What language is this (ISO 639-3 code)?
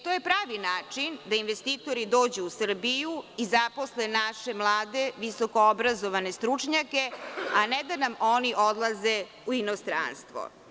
srp